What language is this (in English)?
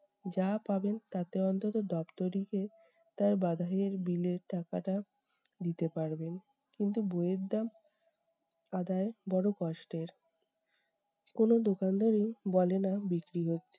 Bangla